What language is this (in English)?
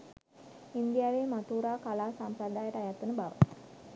Sinhala